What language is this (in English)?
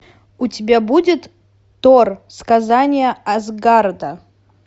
Russian